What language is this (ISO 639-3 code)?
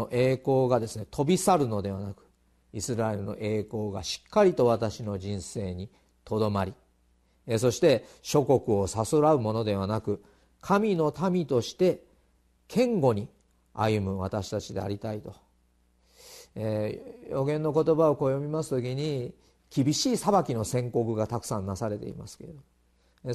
jpn